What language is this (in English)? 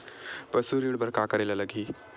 Chhattisgarhi